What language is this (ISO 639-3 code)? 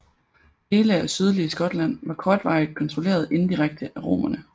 dan